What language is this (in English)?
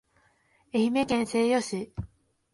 Japanese